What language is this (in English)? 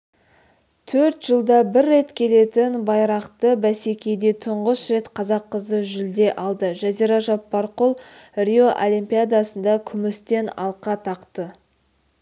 Kazakh